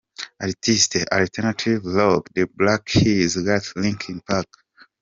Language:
Kinyarwanda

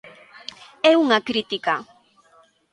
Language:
Galician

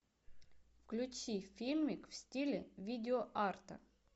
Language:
Russian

